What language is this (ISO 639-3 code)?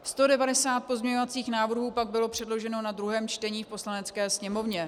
ces